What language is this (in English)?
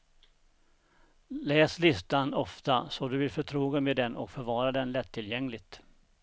Swedish